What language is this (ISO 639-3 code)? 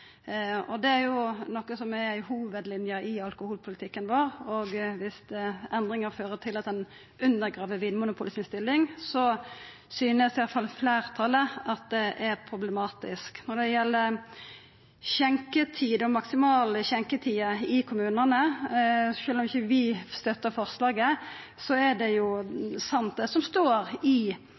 nno